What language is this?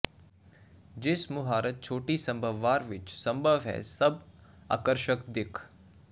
Punjabi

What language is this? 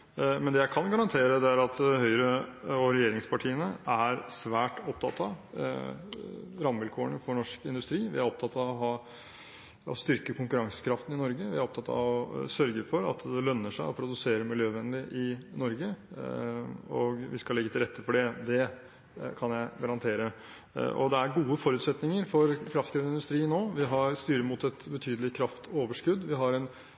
Norwegian Bokmål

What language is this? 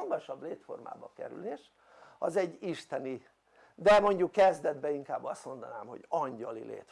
Hungarian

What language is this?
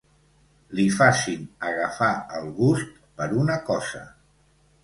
Catalan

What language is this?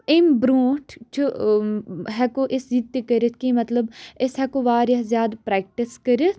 Kashmiri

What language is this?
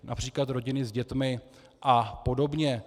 Czech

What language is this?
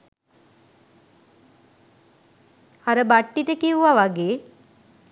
Sinhala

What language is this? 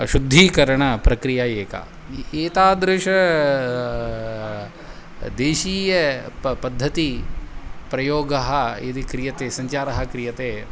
Sanskrit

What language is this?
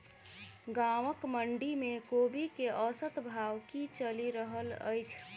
Maithili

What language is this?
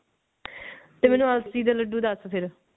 Punjabi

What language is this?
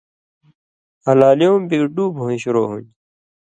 Indus Kohistani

